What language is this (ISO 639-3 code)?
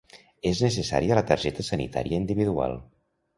cat